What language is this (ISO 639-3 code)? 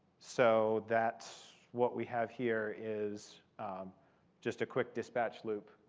eng